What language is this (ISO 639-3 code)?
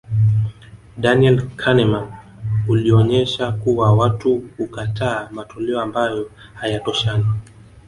swa